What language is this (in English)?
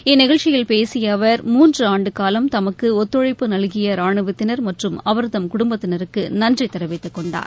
Tamil